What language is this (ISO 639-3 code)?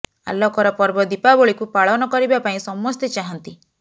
ori